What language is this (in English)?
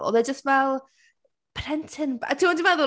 Welsh